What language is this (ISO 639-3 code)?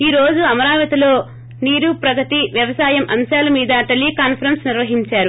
tel